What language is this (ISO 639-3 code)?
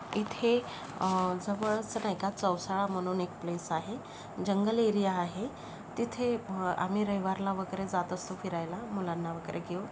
mar